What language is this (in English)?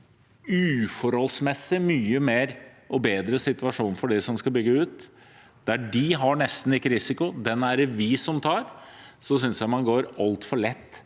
Norwegian